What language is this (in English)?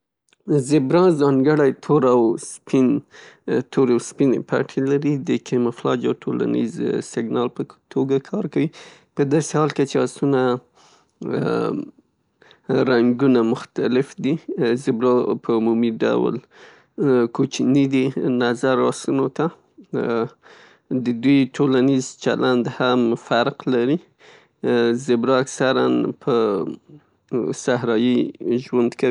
Pashto